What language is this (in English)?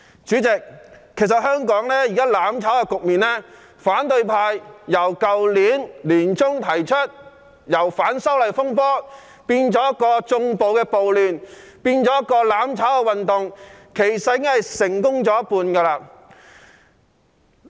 Cantonese